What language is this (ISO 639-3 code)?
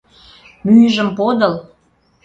chm